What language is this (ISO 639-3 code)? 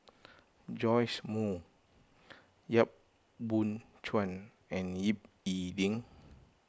eng